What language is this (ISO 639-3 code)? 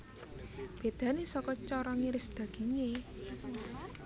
jav